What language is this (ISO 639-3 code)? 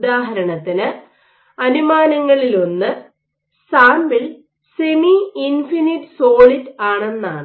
mal